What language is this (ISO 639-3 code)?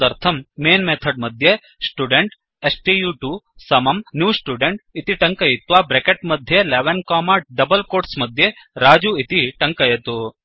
san